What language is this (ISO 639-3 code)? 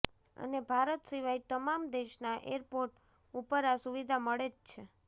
guj